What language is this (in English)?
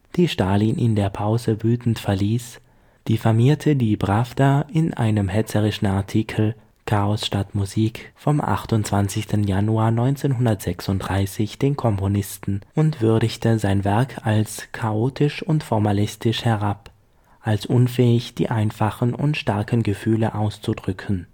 German